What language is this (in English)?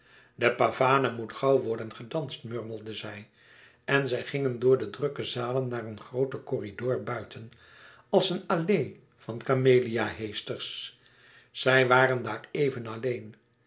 Dutch